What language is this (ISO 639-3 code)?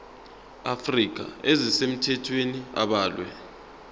zul